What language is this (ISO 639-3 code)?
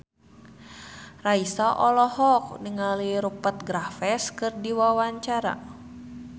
sun